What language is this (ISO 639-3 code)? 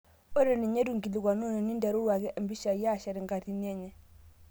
mas